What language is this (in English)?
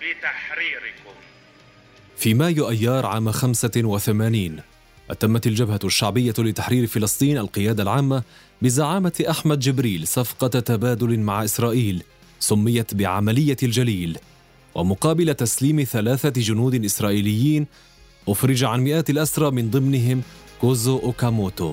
Arabic